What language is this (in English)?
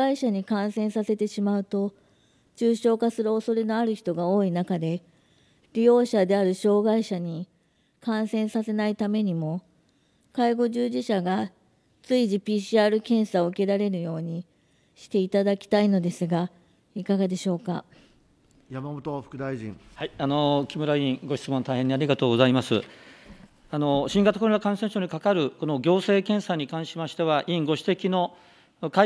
Japanese